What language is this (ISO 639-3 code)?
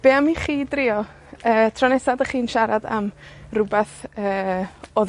cym